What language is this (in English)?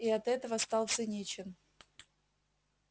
Russian